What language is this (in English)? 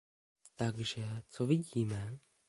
Czech